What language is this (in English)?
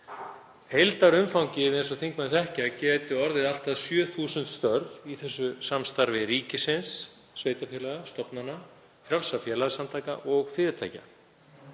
Icelandic